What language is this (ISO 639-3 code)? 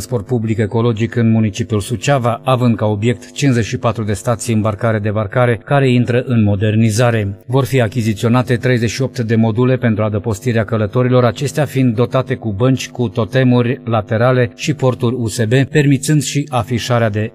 ron